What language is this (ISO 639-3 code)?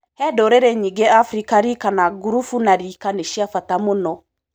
kik